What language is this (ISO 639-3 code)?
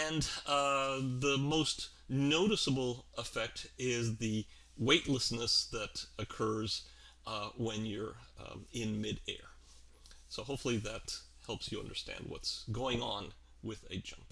eng